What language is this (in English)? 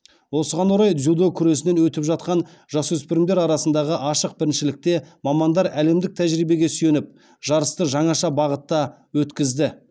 Kazakh